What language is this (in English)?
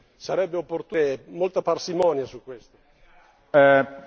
Italian